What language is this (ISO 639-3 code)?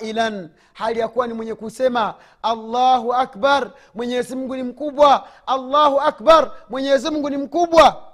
swa